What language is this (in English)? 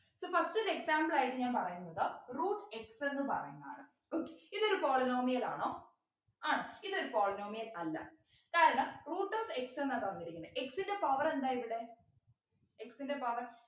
Malayalam